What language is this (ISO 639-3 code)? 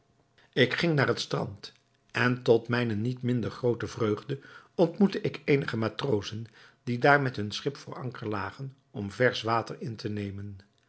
nld